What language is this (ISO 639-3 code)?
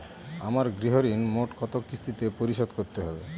ben